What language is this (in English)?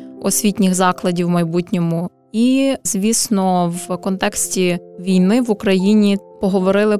Ukrainian